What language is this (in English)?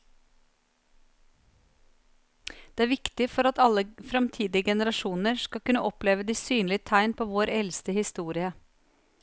Norwegian